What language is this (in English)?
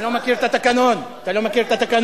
Hebrew